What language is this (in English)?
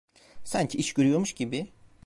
Turkish